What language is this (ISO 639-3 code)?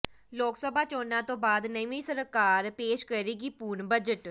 pan